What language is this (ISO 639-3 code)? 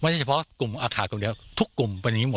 tha